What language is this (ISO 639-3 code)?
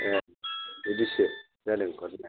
brx